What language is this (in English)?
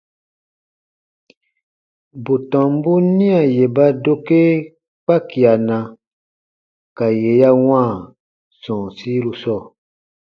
Baatonum